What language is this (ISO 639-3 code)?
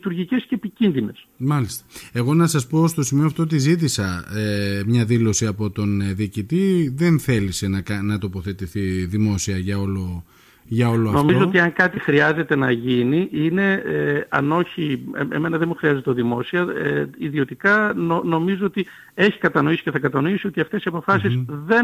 ell